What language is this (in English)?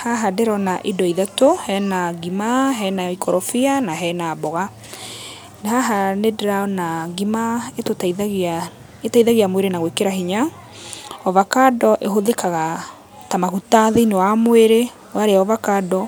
Kikuyu